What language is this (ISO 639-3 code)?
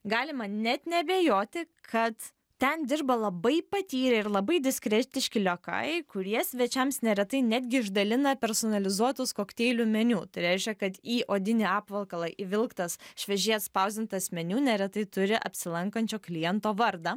lit